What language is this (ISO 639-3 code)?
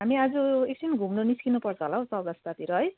nep